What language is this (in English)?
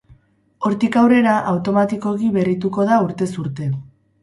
Basque